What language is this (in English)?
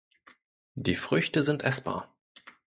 German